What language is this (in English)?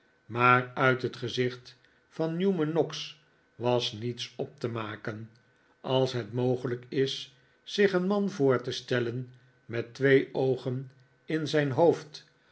Dutch